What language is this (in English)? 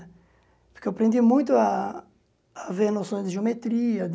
Portuguese